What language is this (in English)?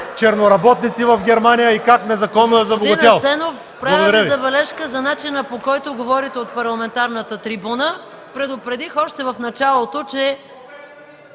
Bulgarian